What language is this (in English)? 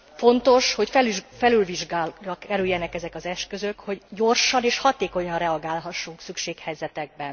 Hungarian